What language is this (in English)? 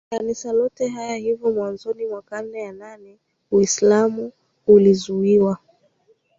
Swahili